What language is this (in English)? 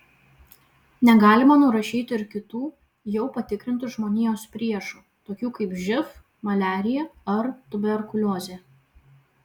Lithuanian